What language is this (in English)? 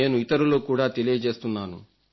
Telugu